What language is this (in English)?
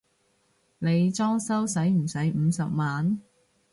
Cantonese